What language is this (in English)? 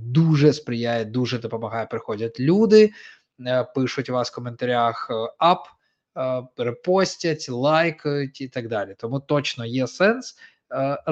Ukrainian